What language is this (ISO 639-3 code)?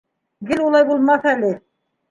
bak